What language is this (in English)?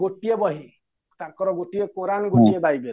Odia